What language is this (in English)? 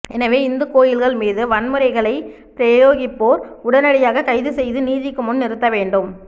Tamil